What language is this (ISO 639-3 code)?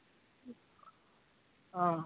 pan